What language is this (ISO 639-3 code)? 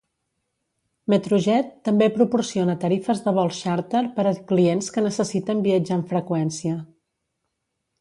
cat